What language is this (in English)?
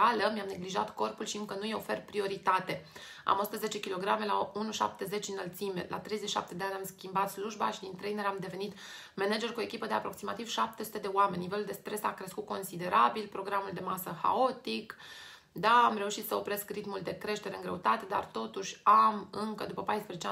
Romanian